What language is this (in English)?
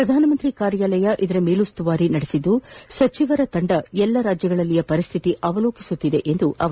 Kannada